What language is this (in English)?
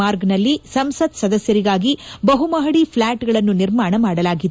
Kannada